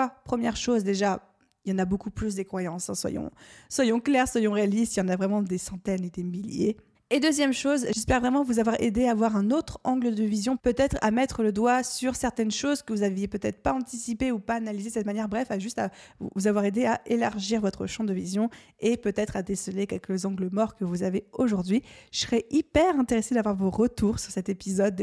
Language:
French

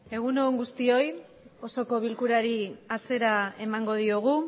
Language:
Basque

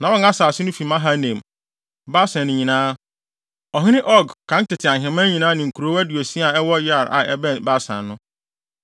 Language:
Akan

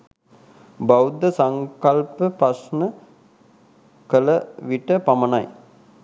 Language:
Sinhala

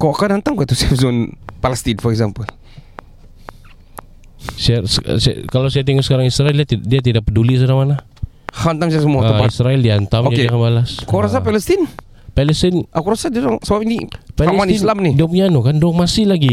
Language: Malay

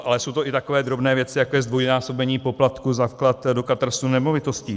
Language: Czech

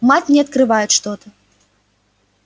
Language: Russian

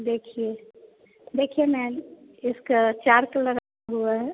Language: Hindi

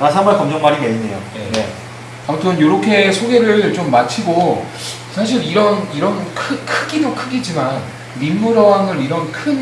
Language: Korean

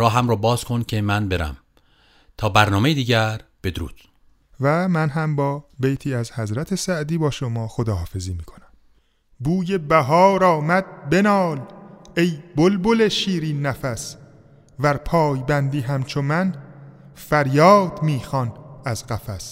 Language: Persian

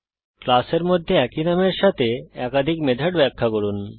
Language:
Bangla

